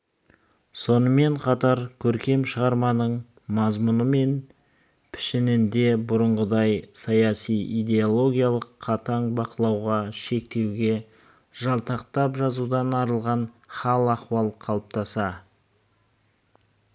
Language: Kazakh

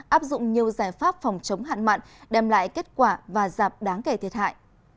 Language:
Vietnamese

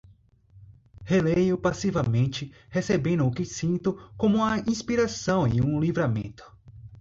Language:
Portuguese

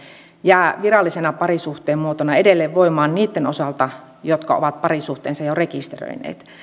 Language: Finnish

